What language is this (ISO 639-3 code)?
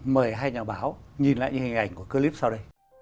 vie